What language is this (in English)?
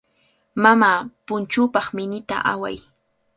Cajatambo North Lima Quechua